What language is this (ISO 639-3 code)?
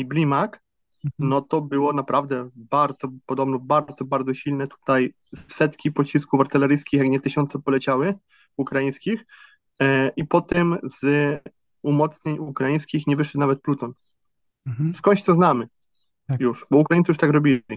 pol